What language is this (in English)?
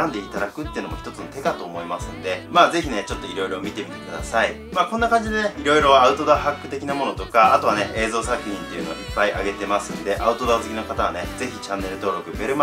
Japanese